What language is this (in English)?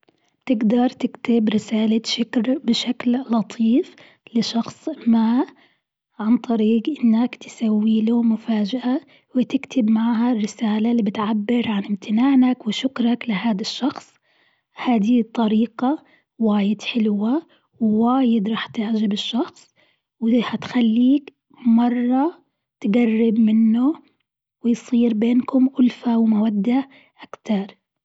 Gulf Arabic